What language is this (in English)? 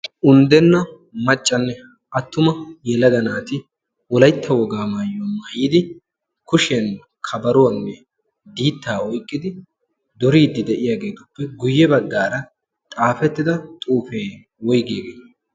Wolaytta